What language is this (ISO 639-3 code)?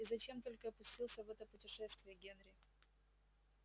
rus